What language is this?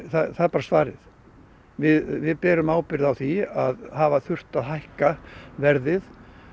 Icelandic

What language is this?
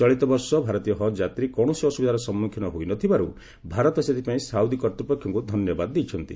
Odia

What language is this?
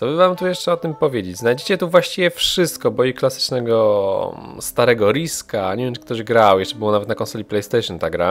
Polish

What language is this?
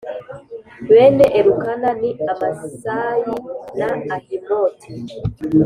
Kinyarwanda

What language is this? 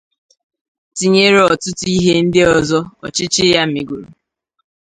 Igbo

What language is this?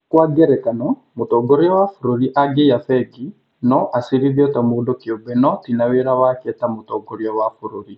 Kikuyu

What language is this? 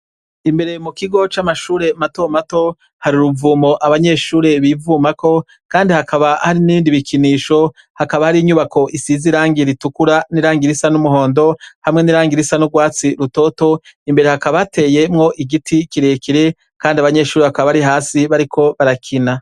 Rundi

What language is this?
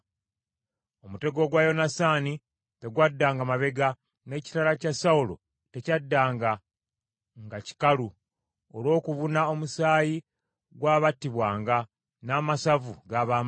Ganda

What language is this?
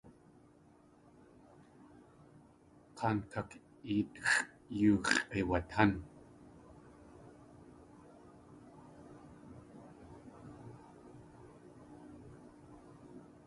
Tlingit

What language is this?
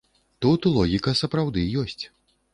Belarusian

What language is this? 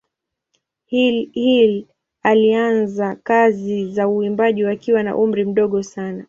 Swahili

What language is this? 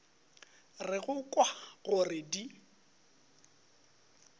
Northern Sotho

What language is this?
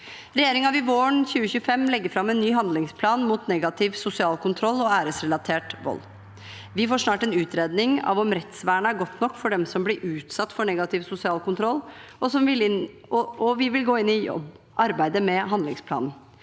Norwegian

